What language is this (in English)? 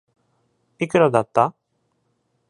Japanese